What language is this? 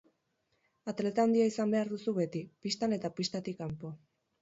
Basque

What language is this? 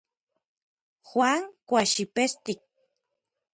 Orizaba Nahuatl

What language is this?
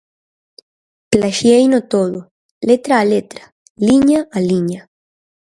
Galician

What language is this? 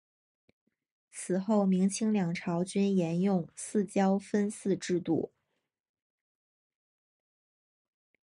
Chinese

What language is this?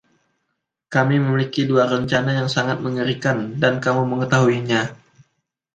Indonesian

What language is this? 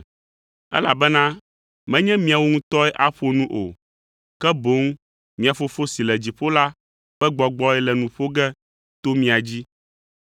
Ewe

